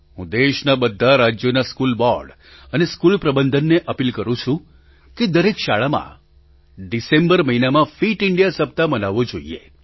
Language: Gujarati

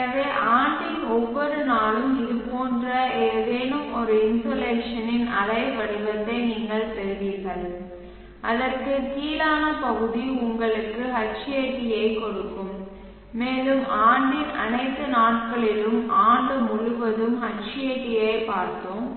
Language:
Tamil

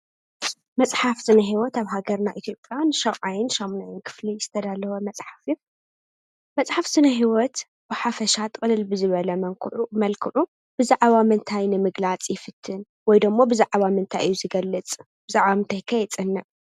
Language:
Tigrinya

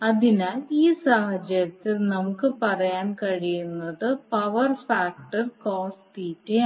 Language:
Malayalam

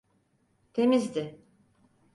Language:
Turkish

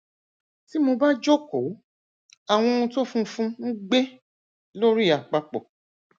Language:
Yoruba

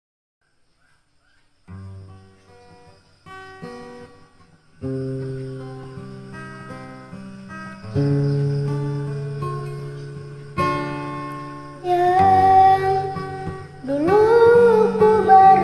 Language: Indonesian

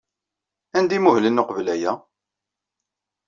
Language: Kabyle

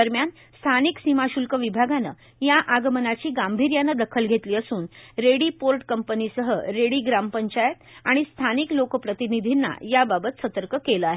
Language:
Marathi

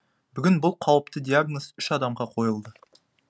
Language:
Kazakh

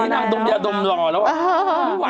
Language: Thai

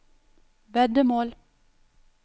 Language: Norwegian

